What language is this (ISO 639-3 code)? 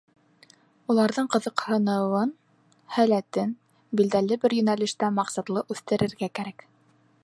bak